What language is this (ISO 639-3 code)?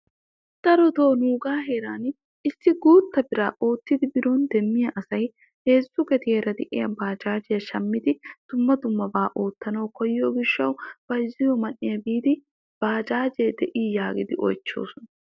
wal